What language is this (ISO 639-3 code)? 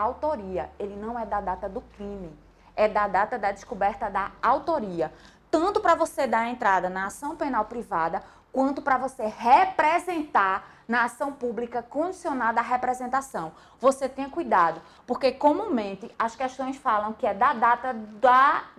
por